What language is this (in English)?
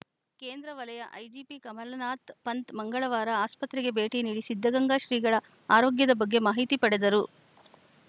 Kannada